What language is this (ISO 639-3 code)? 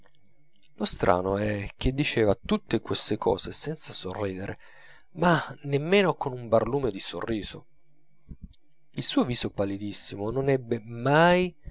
ita